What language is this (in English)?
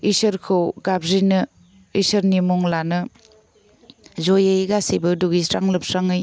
Bodo